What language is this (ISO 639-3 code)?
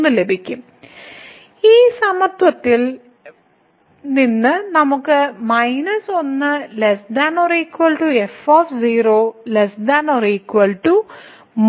mal